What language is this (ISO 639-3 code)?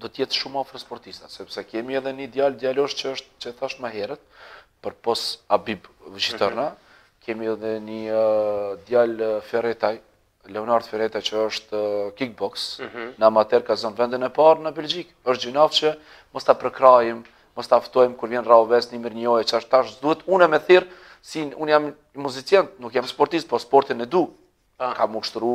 ron